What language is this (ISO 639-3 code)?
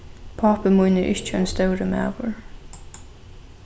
fao